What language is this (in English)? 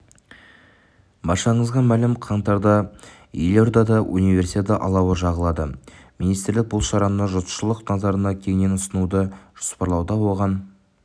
Kazakh